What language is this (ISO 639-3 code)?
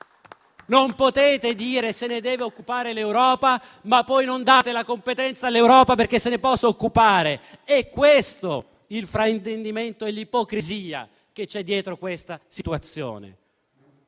ita